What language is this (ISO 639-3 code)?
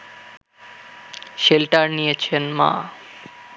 ben